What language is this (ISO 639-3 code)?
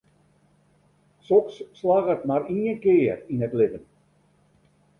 fry